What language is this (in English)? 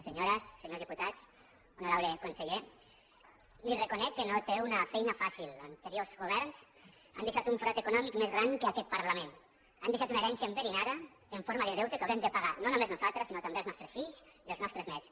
Catalan